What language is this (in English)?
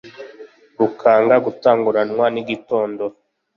Kinyarwanda